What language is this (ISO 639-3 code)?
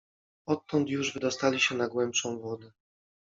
pol